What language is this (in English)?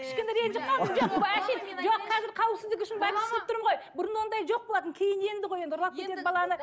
Kazakh